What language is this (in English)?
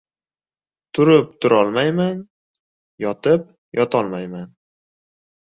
Uzbek